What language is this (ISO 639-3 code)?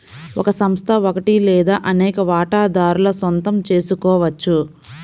tel